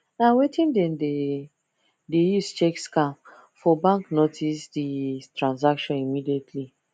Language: Nigerian Pidgin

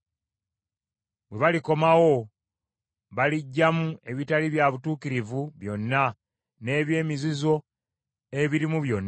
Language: Ganda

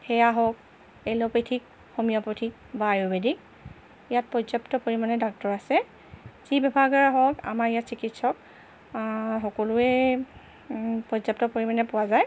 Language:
Assamese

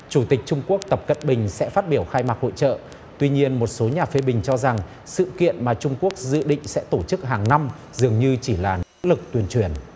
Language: Vietnamese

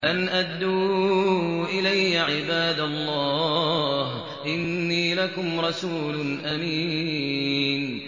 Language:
Arabic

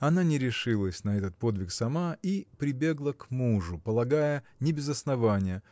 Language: Russian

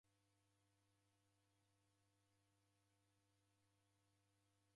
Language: Taita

